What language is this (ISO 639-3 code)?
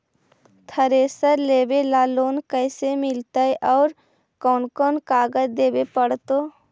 mag